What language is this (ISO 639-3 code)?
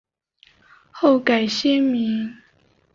zho